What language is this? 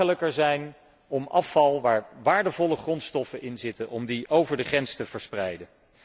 Dutch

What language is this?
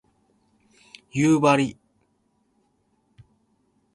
Japanese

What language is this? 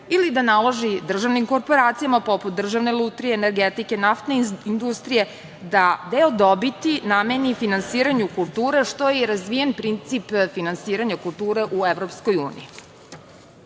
Serbian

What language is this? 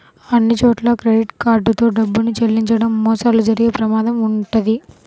Telugu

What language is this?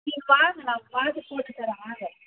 Tamil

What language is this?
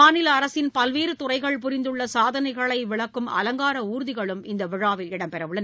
Tamil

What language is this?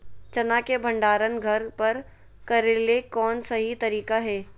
Magahi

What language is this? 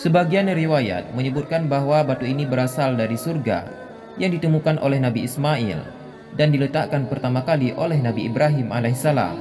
Indonesian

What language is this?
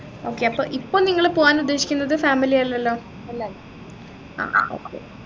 Malayalam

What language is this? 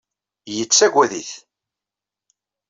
Kabyle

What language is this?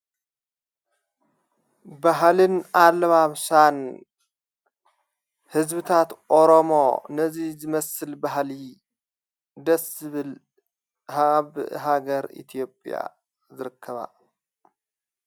Tigrinya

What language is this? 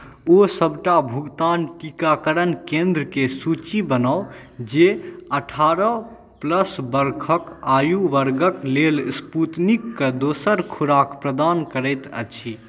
Maithili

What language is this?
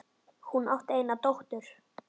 Icelandic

